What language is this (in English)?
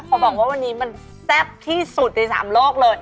Thai